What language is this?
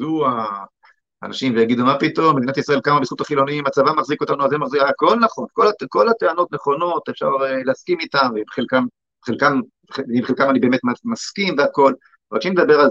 Hebrew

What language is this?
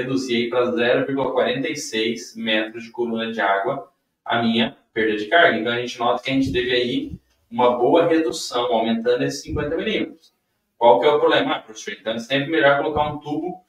Portuguese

